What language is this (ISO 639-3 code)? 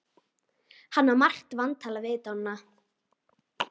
isl